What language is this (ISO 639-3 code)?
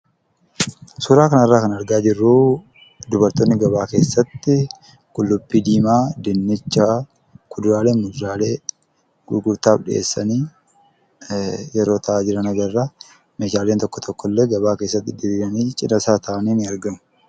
orm